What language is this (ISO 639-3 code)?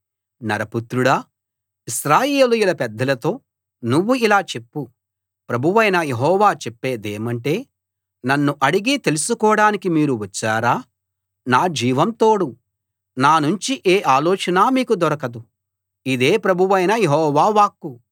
tel